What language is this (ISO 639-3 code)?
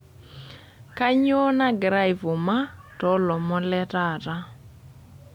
mas